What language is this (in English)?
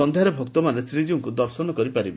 Odia